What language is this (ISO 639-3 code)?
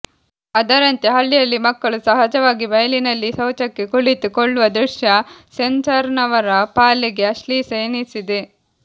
kan